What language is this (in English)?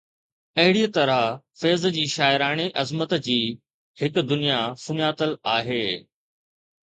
Sindhi